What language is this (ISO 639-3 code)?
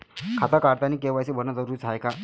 mar